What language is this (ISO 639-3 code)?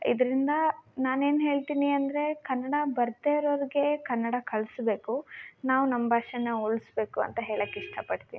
kan